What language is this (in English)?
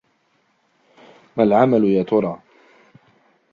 Arabic